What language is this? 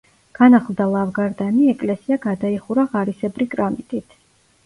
Georgian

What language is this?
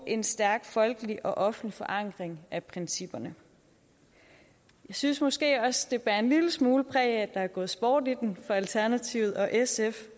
Danish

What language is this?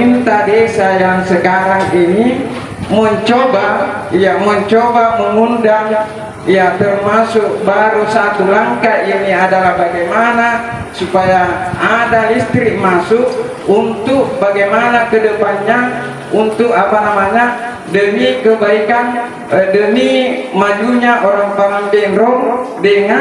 Indonesian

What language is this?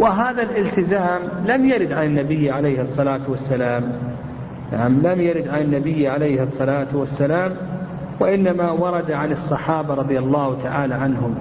Arabic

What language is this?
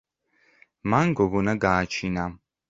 Georgian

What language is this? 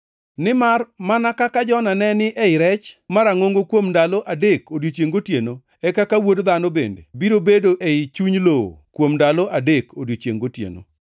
Luo (Kenya and Tanzania)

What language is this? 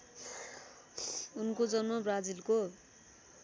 Nepali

